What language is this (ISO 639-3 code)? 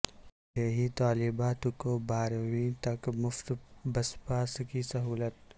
urd